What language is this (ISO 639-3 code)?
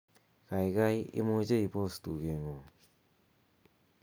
kln